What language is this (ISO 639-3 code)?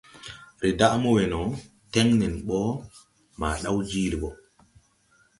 tui